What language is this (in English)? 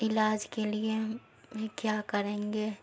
Urdu